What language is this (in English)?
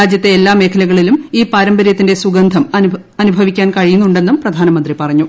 Malayalam